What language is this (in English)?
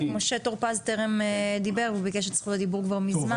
Hebrew